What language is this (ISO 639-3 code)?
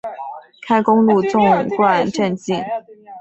zho